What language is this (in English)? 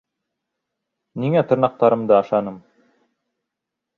Bashkir